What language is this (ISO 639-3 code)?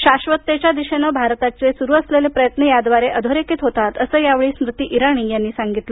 mar